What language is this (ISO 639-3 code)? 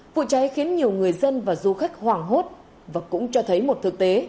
vie